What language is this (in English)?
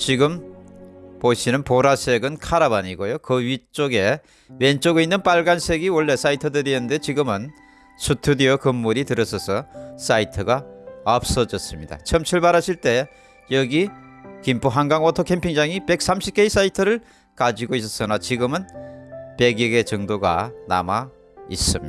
Korean